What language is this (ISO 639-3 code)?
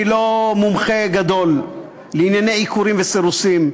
heb